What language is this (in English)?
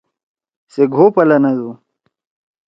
Torwali